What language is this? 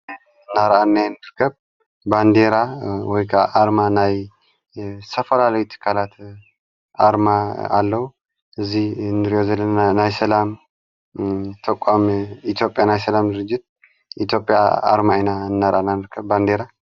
Tigrinya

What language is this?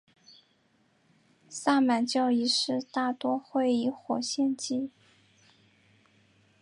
Chinese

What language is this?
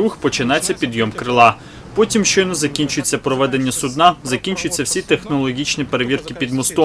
Ukrainian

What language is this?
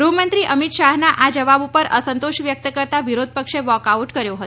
Gujarati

